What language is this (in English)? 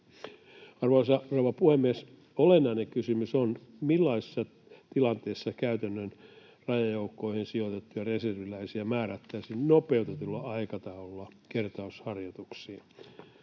Finnish